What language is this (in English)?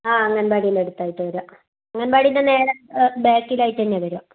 Malayalam